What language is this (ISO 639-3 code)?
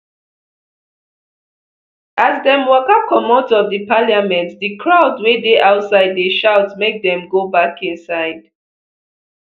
pcm